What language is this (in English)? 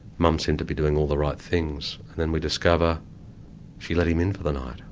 English